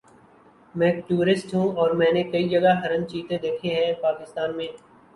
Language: Urdu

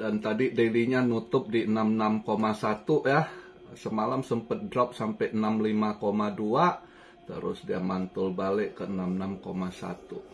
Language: Indonesian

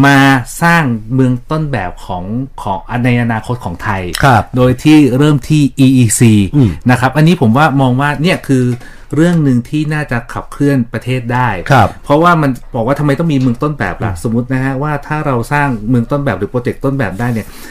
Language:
Thai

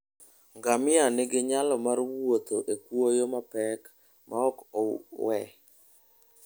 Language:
Luo (Kenya and Tanzania)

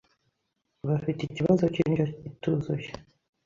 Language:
Kinyarwanda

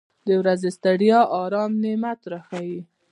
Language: Pashto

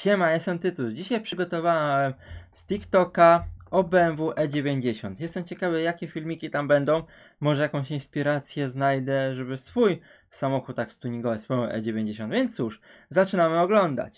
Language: Polish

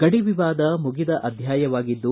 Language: Kannada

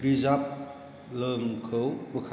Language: Bodo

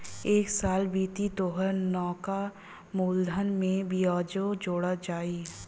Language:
Bhojpuri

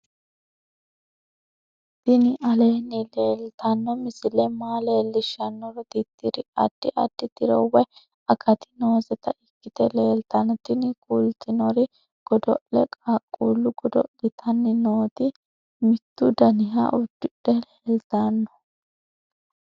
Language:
Sidamo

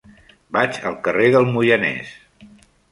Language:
Catalan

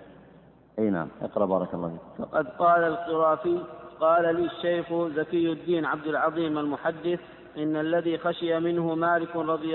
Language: Arabic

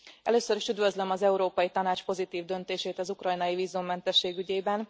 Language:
Hungarian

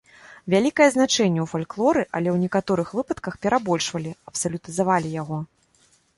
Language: Belarusian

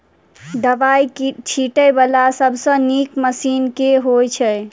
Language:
Maithili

